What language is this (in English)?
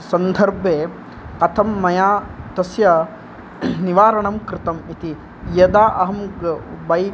Sanskrit